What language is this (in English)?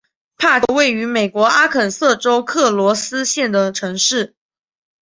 Chinese